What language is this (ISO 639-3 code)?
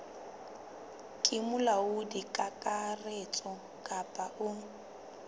sot